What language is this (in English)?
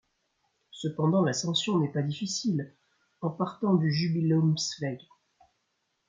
French